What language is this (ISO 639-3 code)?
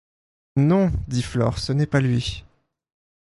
fra